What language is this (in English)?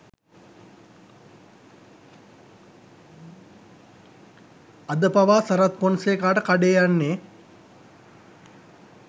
Sinhala